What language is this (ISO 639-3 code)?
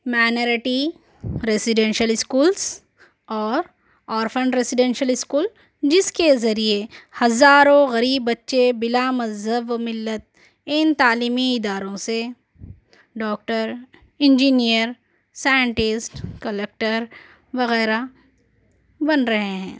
urd